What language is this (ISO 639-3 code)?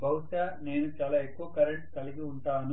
tel